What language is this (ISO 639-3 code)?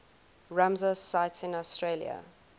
eng